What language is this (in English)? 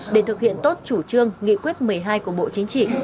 Vietnamese